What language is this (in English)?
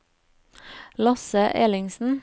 Norwegian